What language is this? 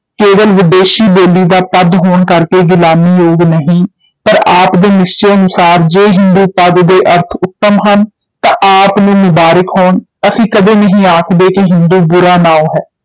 Punjabi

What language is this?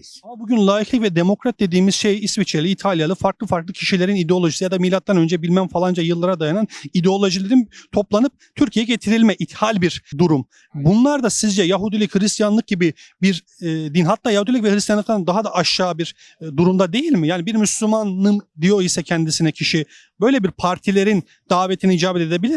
Turkish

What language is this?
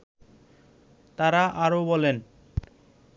Bangla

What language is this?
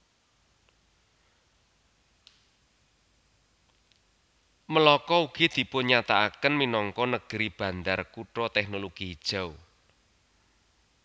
Javanese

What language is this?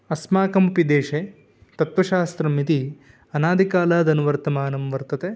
Sanskrit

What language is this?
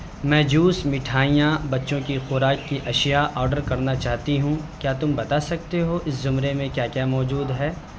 Urdu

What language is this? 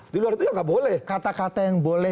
Indonesian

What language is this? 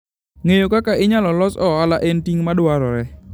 Luo (Kenya and Tanzania)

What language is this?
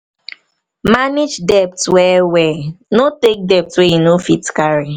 Nigerian Pidgin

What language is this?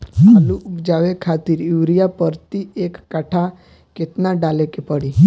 Bhojpuri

